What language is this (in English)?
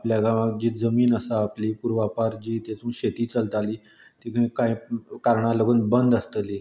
Konkani